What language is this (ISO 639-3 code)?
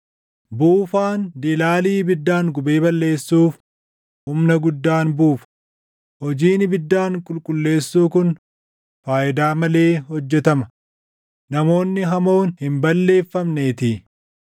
orm